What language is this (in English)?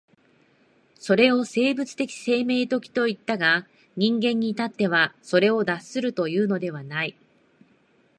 Japanese